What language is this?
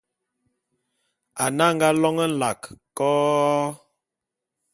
Bulu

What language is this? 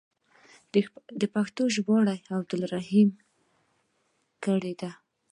Pashto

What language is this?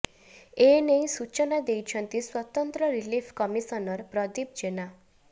Odia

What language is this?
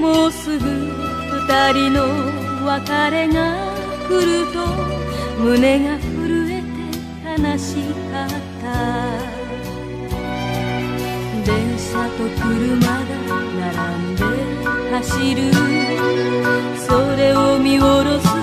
Japanese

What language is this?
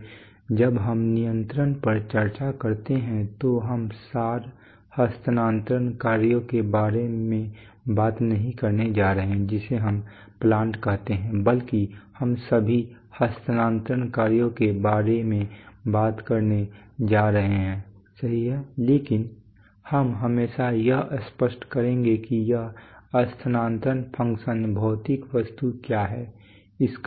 Hindi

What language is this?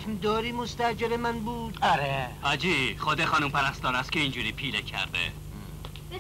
Persian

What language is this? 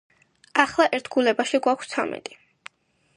Georgian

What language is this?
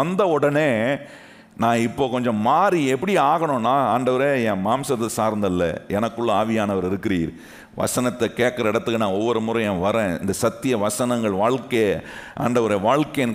Tamil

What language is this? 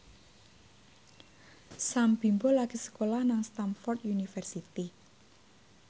Javanese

